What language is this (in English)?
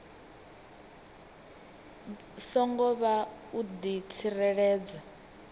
Venda